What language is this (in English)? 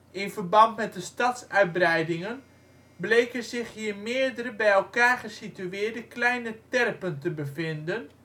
Dutch